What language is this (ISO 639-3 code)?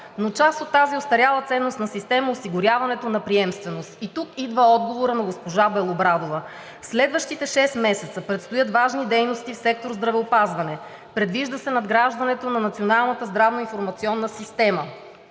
bul